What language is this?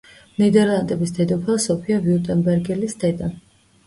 Georgian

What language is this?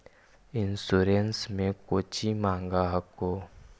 Magahi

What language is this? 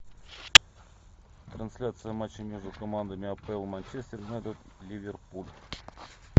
Russian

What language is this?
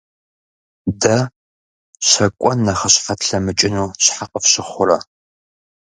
Kabardian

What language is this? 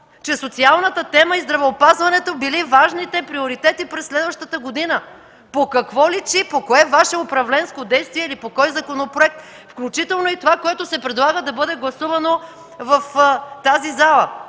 Bulgarian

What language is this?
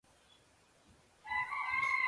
Tupuri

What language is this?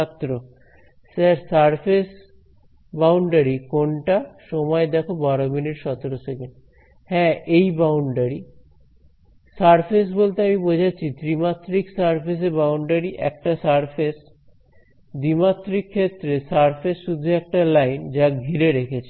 Bangla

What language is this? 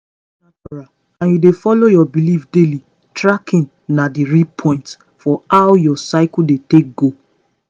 Nigerian Pidgin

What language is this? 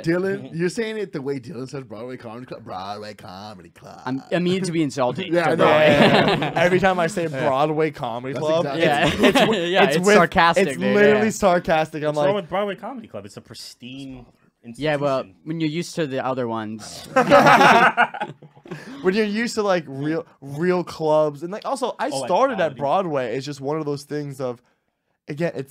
English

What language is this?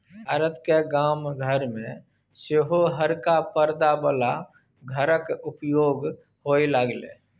Maithili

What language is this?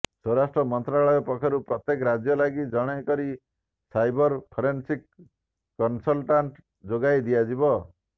Odia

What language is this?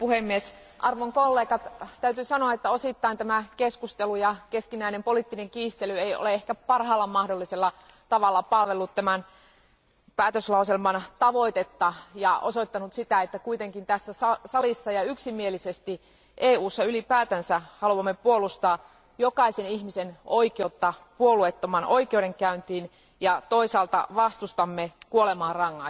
Finnish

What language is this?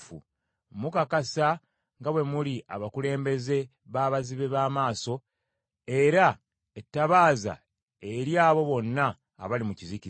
Ganda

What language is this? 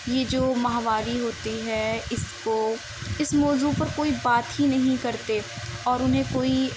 Urdu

